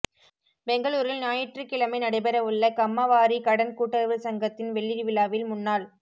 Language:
Tamil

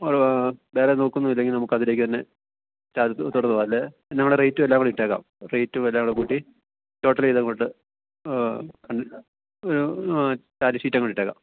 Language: Malayalam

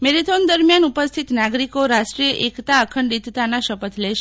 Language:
Gujarati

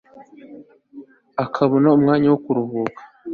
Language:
Kinyarwanda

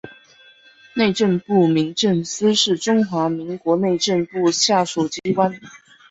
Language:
Chinese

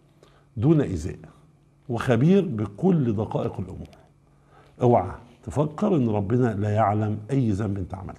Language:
Arabic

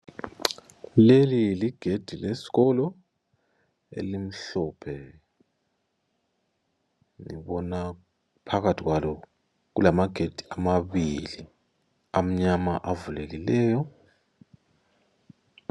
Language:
North Ndebele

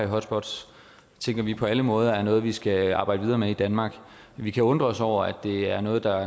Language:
Danish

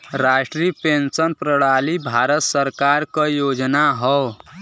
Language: Bhojpuri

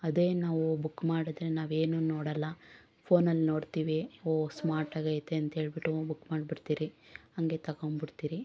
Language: Kannada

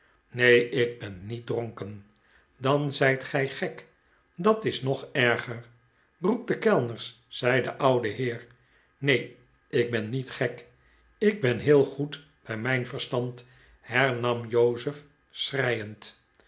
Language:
Dutch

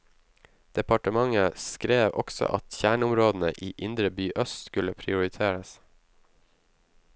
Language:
Norwegian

